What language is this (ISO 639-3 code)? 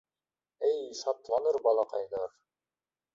bak